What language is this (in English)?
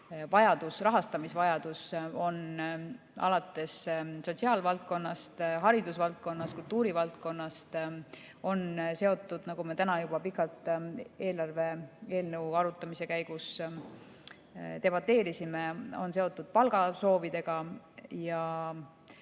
Estonian